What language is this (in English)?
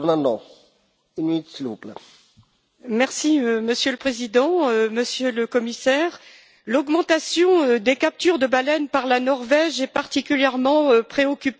French